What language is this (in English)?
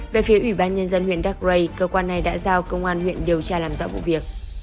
Vietnamese